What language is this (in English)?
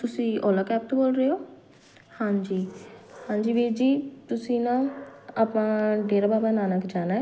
Punjabi